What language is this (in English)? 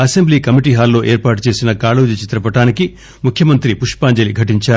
Telugu